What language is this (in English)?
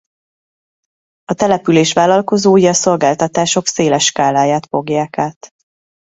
Hungarian